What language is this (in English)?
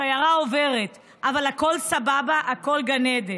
Hebrew